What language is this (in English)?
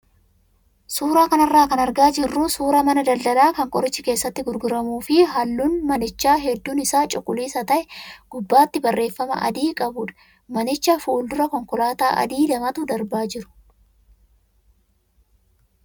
Oromo